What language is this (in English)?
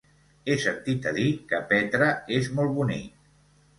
Catalan